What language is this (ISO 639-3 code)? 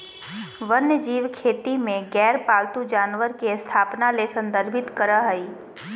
mag